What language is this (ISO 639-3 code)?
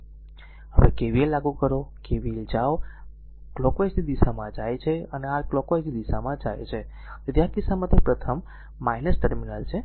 guj